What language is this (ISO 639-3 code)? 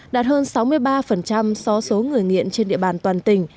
vie